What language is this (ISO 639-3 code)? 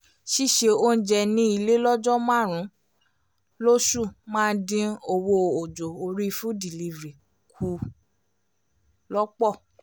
yor